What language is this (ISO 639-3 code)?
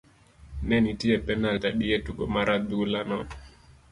luo